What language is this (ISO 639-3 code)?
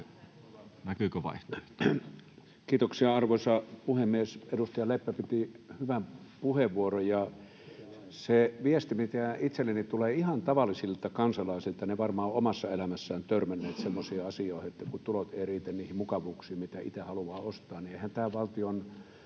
fin